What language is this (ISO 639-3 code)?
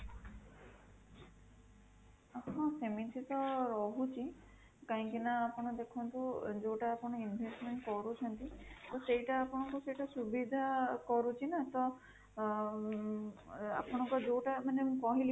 ori